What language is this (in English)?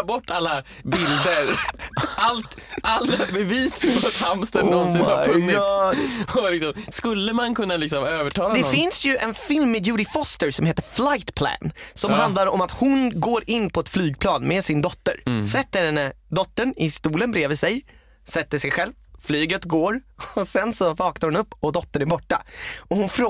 Swedish